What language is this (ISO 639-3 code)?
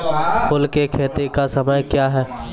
mai